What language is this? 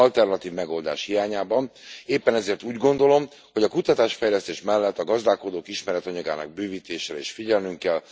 Hungarian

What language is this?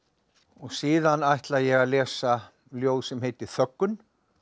Icelandic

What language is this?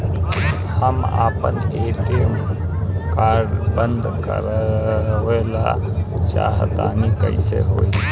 Bhojpuri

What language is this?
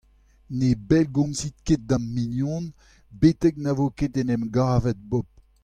Breton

